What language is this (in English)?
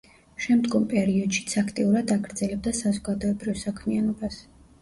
Georgian